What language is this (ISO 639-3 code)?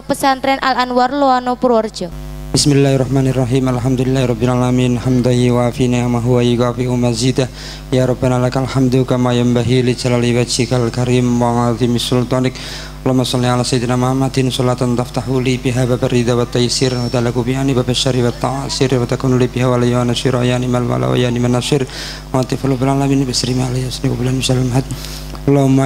ind